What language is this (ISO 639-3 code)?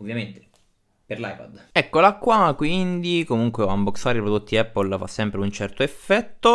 ita